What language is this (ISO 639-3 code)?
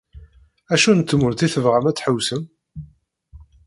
kab